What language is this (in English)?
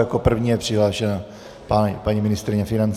Czech